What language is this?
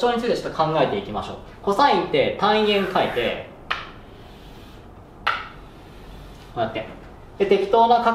Japanese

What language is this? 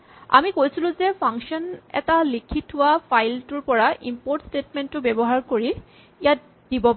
Assamese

